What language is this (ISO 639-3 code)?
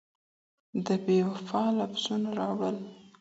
pus